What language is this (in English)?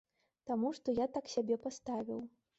Belarusian